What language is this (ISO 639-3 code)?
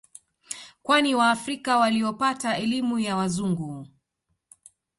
swa